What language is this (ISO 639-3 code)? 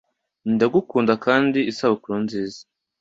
kin